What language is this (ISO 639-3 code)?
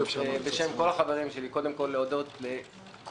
heb